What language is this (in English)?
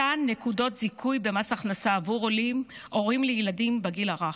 Hebrew